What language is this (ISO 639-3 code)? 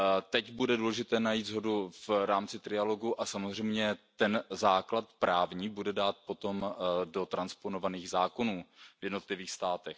ces